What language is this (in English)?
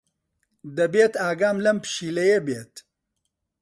Central Kurdish